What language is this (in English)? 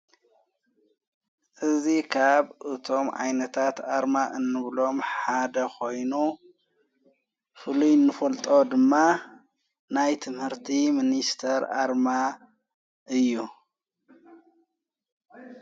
Tigrinya